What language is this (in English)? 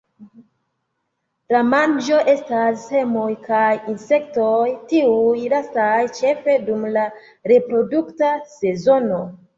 Esperanto